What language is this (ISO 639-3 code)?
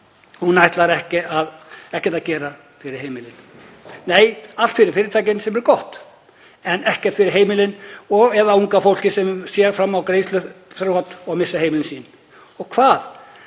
isl